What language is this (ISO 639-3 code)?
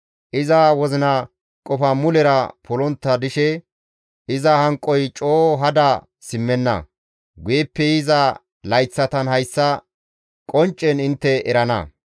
gmv